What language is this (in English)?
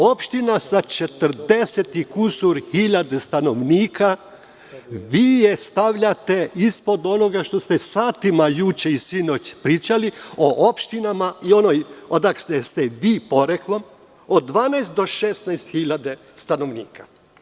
Serbian